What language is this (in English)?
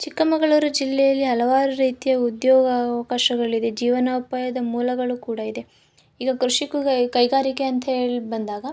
Kannada